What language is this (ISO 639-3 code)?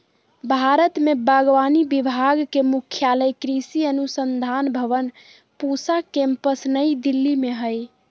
mag